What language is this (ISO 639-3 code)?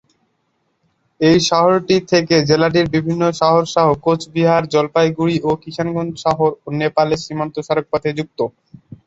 ben